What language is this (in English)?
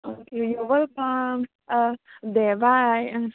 Bodo